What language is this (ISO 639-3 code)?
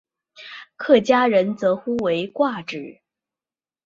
zho